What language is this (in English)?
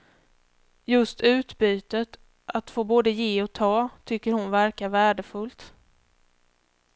Swedish